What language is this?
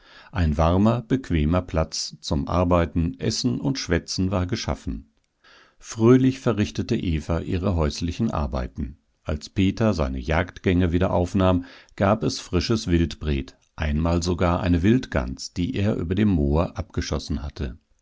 German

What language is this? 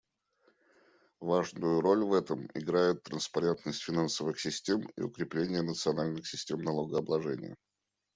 Russian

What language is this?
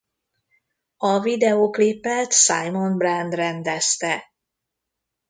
Hungarian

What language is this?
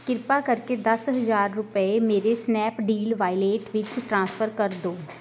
Punjabi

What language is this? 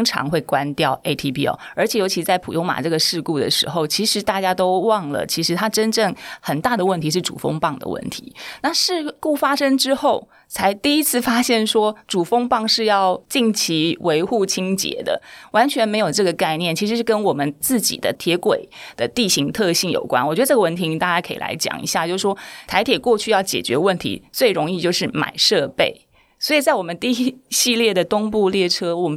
Chinese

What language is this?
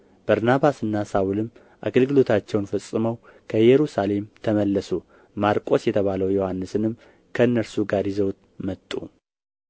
Amharic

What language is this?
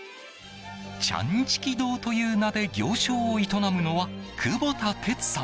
Japanese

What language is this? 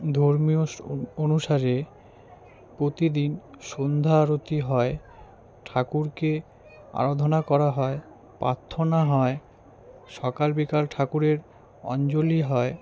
Bangla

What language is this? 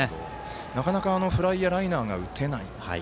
Japanese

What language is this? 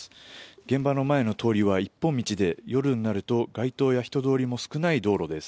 Japanese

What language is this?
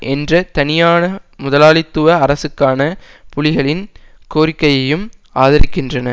Tamil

